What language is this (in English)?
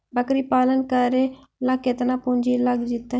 Magahi